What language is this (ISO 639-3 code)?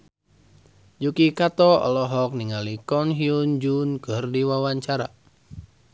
sun